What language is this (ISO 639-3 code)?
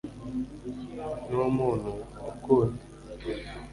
kin